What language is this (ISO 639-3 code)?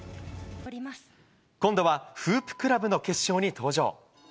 jpn